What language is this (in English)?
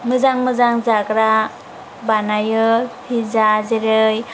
Bodo